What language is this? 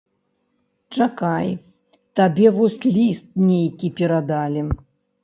Belarusian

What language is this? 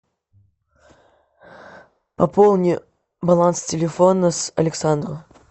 Russian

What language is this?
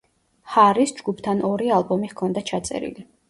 Georgian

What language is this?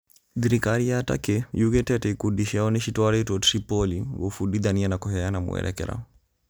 Kikuyu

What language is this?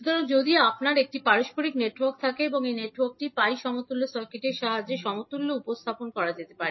Bangla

